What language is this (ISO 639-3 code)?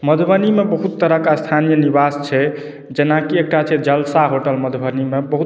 mai